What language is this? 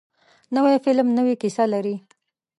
Pashto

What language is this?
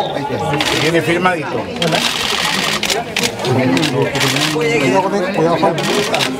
Spanish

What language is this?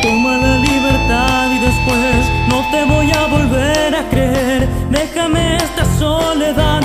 Romanian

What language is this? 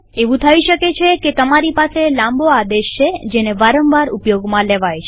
Gujarati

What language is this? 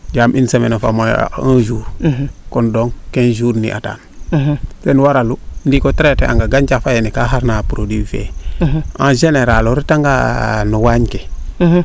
Serer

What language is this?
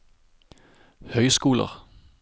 Norwegian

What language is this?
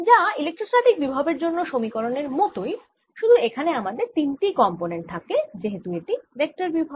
Bangla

